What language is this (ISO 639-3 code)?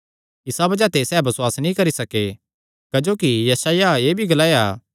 xnr